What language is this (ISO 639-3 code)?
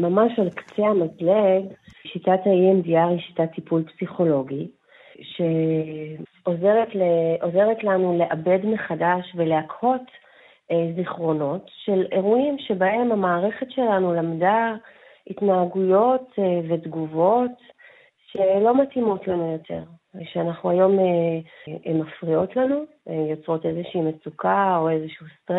heb